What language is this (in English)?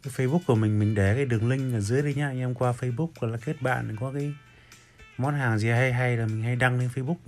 Vietnamese